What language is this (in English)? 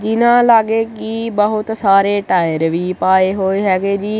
Punjabi